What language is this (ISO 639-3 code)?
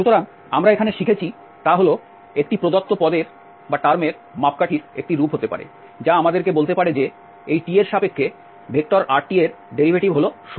ben